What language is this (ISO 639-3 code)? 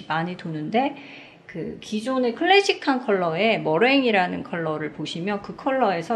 kor